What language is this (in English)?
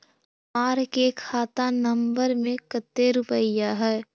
Magahi